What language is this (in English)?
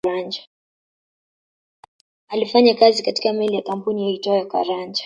Swahili